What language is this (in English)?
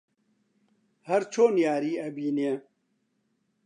Central Kurdish